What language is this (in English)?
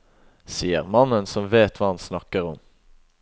Norwegian